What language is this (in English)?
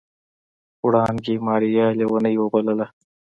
Pashto